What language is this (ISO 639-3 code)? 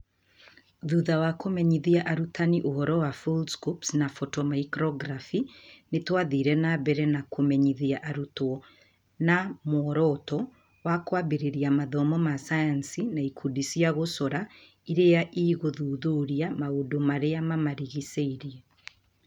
kik